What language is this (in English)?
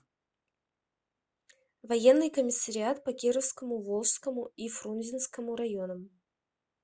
Russian